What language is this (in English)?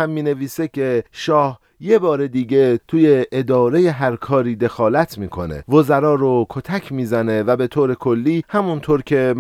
Persian